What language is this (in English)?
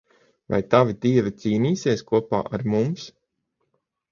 Latvian